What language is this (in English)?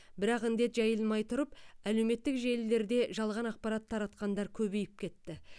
Kazakh